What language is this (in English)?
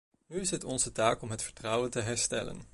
Dutch